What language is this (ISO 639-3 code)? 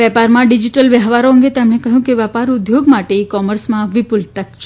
guj